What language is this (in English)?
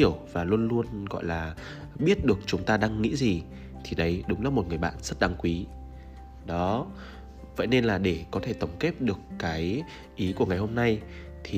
Vietnamese